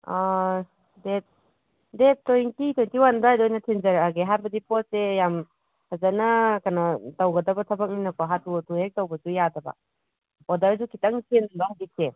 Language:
Manipuri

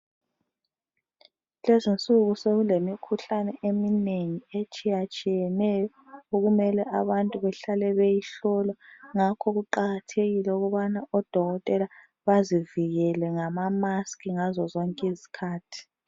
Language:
North Ndebele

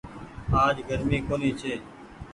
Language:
Goaria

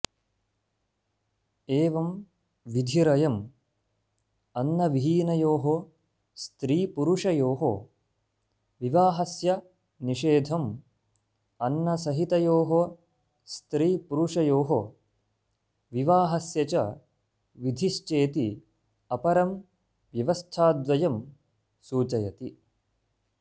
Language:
Sanskrit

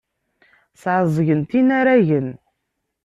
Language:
Kabyle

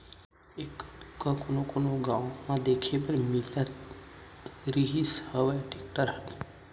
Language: Chhattisgarhi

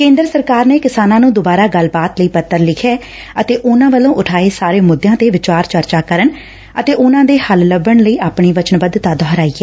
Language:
Punjabi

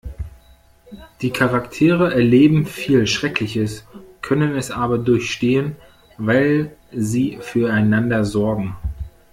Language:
German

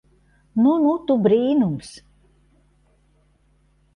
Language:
Latvian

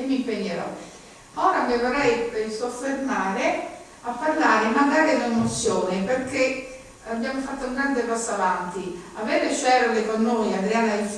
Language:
Italian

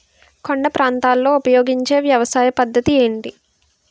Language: Telugu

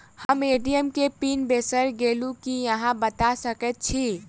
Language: Maithili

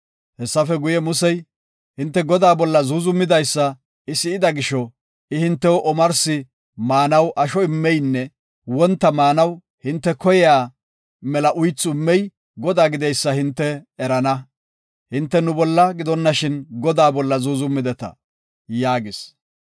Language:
Gofa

